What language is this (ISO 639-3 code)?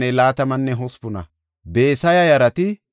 gof